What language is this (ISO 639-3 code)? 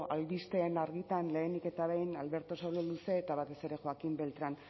eus